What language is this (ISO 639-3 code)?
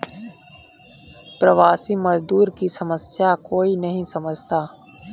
hin